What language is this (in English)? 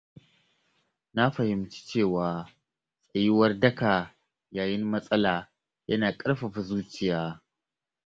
Hausa